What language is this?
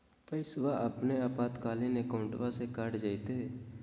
Magahi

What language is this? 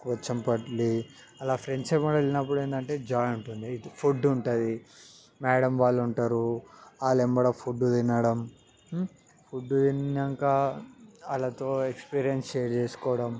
Telugu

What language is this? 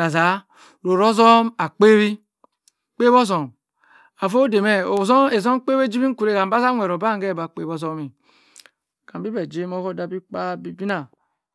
Cross River Mbembe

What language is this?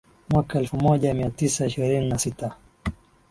Swahili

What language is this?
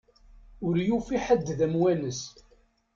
Kabyle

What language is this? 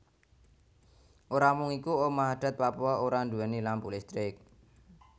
Javanese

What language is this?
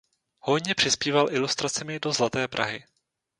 Czech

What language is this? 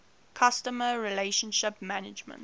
English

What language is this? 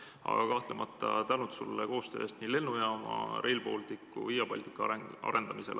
Estonian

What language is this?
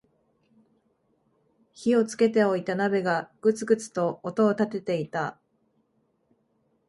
Japanese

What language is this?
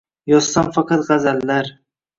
Uzbek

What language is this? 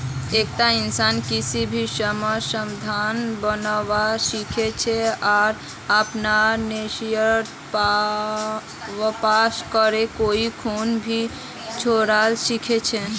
Magahi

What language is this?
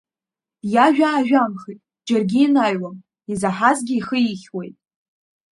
Abkhazian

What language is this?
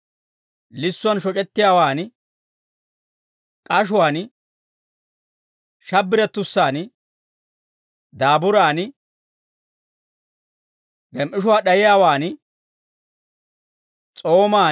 Dawro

